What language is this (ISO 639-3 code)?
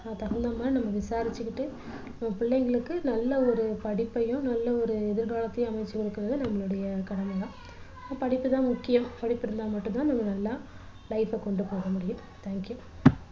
tam